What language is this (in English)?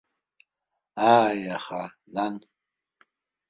Abkhazian